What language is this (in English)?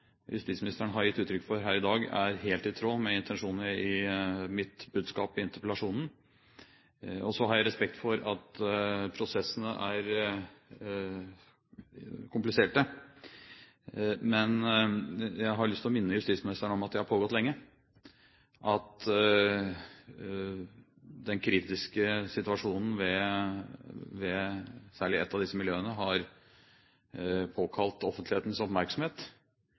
Norwegian Bokmål